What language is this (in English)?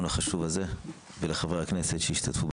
Hebrew